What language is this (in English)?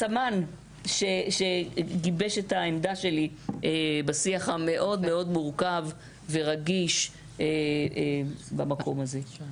Hebrew